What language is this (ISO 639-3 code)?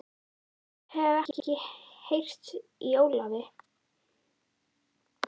isl